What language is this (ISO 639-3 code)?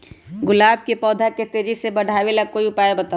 mag